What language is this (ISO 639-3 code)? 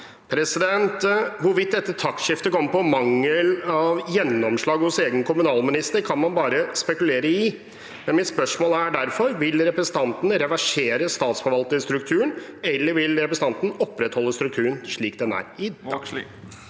nor